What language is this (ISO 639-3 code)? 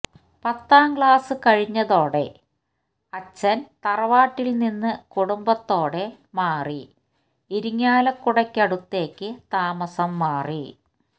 mal